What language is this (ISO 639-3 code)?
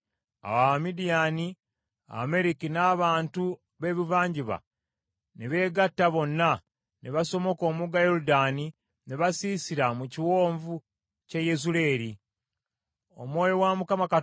lug